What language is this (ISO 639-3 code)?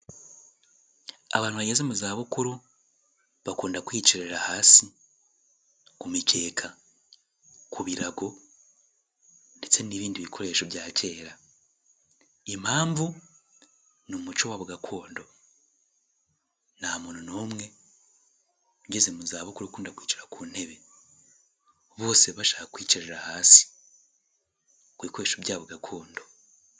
kin